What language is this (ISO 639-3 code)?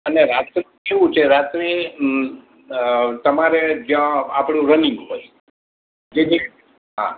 guj